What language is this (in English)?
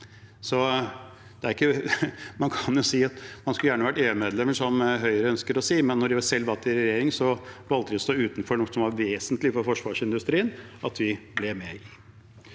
Norwegian